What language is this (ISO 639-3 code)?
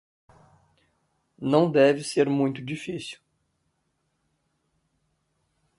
por